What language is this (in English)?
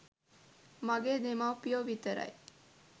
Sinhala